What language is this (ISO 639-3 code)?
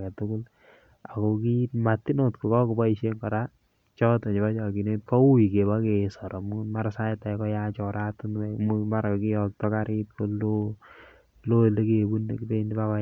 kln